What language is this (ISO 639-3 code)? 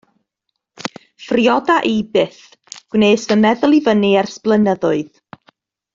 cym